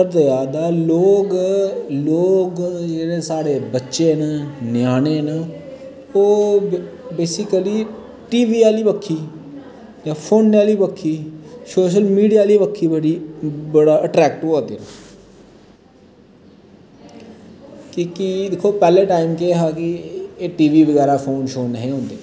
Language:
Dogri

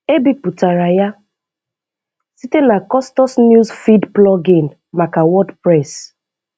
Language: Igbo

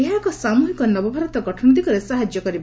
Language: Odia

